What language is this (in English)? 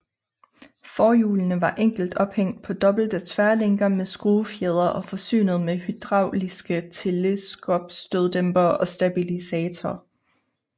Danish